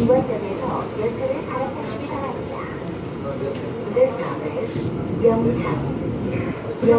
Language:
Korean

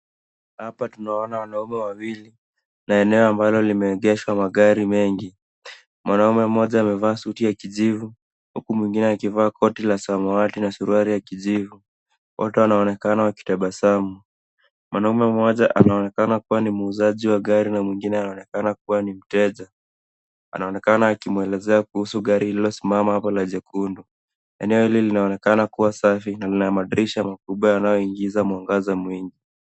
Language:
Swahili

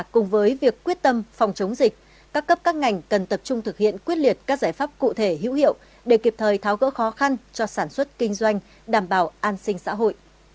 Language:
Vietnamese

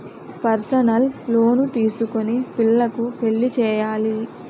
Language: Telugu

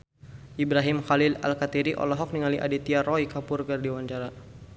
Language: Sundanese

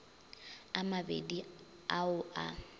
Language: Northern Sotho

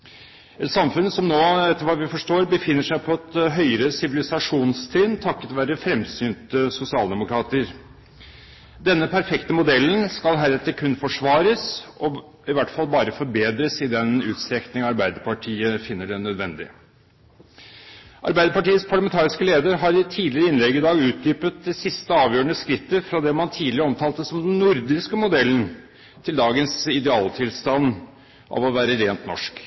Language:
Norwegian Bokmål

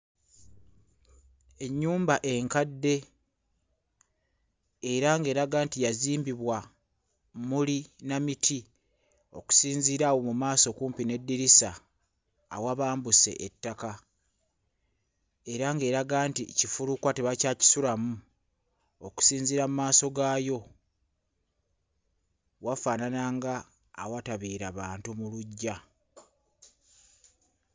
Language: Ganda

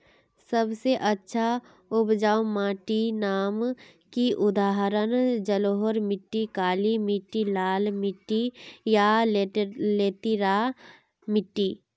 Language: Magahi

